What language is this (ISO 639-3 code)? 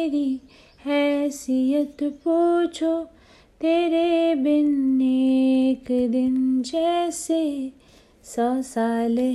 hin